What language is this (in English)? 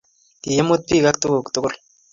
Kalenjin